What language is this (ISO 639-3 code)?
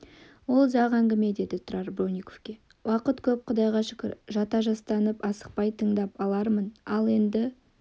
kaz